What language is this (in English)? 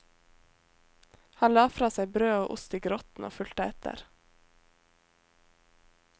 Norwegian